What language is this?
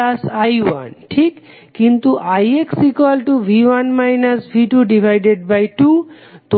Bangla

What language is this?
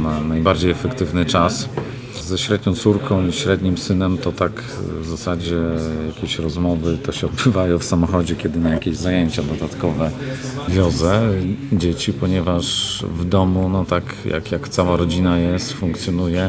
Polish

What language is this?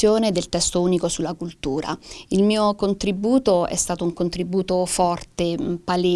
Italian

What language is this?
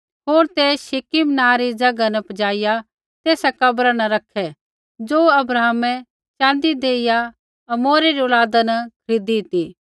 Kullu Pahari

